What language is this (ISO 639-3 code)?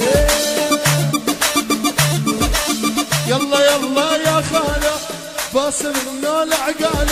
ara